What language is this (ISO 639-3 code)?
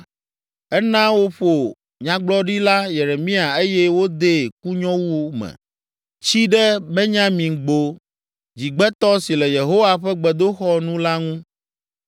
ewe